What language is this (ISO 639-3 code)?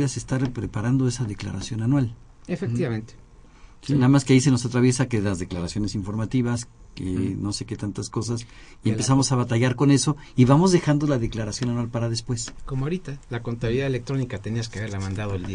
spa